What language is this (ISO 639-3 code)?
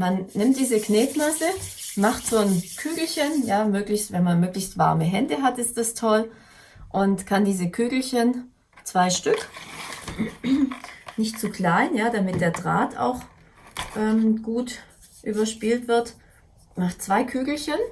deu